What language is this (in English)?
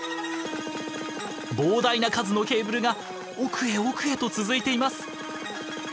Japanese